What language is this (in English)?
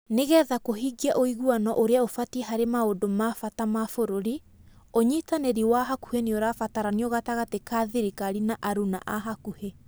Kikuyu